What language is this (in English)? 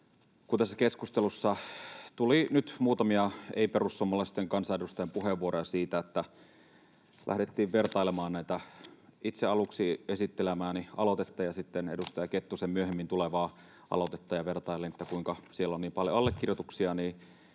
Finnish